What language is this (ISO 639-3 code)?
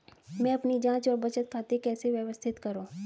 hin